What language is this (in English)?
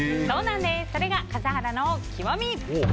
Japanese